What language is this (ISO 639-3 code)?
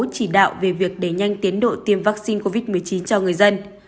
vie